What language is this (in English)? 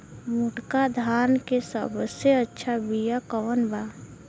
Bhojpuri